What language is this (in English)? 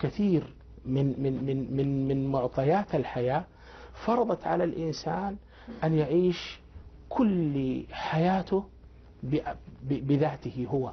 Arabic